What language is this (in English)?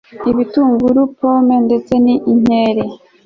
Kinyarwanda